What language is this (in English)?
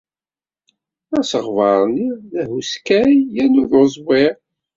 Kabyle